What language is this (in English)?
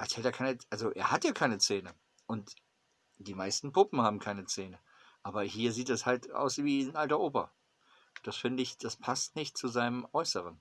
German